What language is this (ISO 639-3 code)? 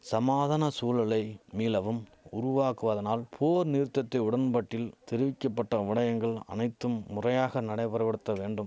tam